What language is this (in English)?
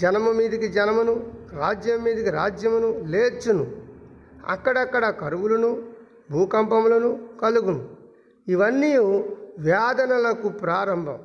Telugu